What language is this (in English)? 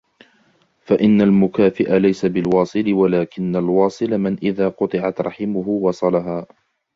Arabic